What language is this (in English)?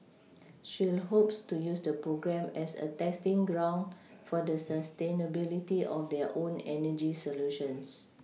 English